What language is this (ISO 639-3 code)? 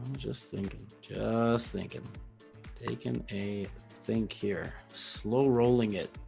eng